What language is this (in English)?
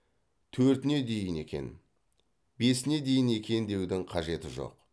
Kazakh